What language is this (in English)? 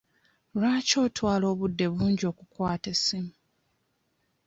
Ganda